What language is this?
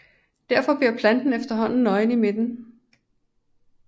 Danish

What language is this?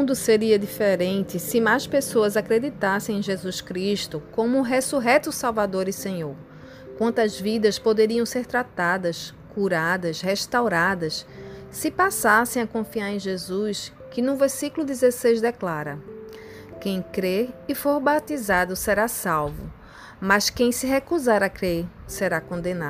Portuguese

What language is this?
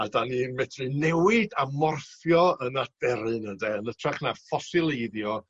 Welsh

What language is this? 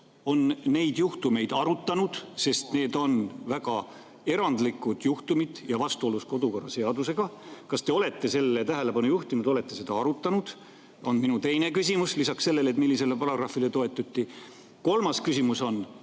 Estonian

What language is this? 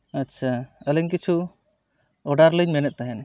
Santali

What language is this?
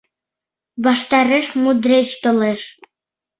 Mari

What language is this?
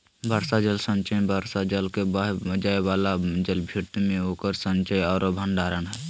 Magahi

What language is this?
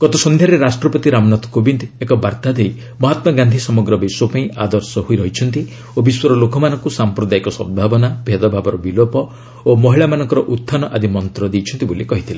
Odia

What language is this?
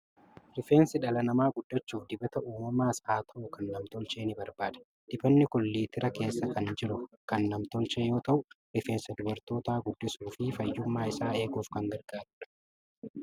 Oromo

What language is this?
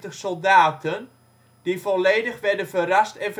Dutch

